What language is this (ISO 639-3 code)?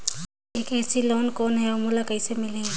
hne